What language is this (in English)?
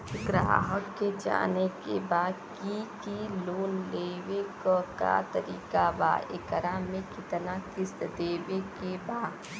Bhojpuri